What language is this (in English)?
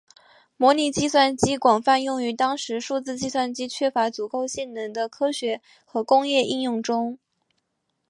Chinese